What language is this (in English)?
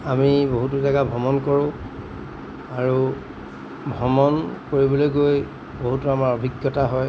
Assamese